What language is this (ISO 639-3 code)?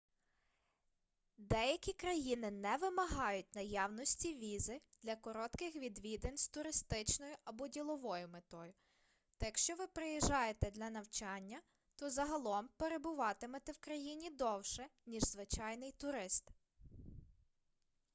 ukr